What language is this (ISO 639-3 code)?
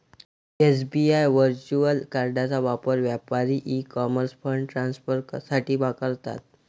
mar